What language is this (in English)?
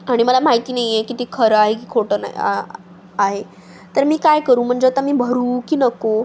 Marathi